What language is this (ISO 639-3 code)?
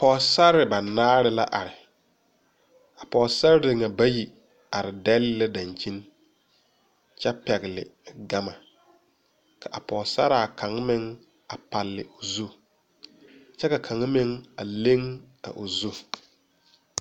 dga